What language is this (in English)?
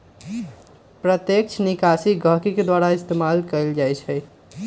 Magahi